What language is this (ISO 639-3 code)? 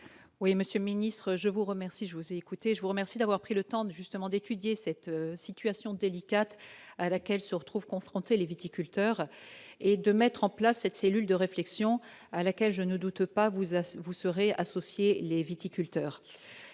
fra